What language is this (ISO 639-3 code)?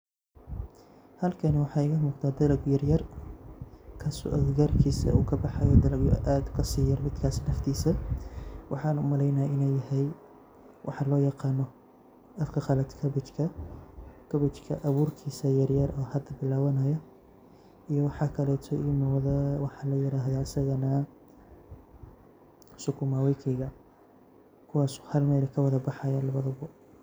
som